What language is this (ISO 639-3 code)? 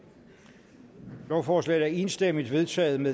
dan